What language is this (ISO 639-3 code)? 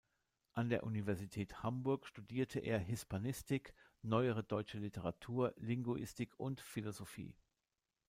deu